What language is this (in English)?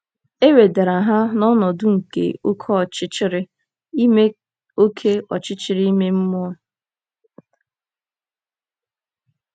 Igbo